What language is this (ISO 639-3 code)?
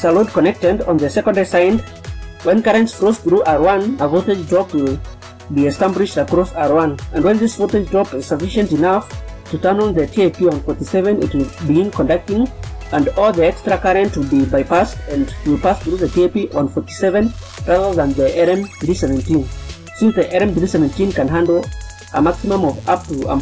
eng